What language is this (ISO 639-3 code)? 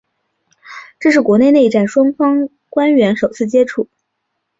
zho